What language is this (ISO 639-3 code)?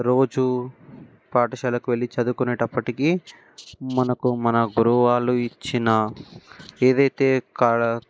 tel